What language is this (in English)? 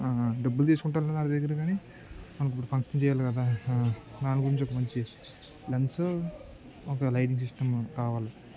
Telugu